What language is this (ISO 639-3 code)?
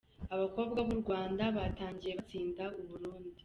kin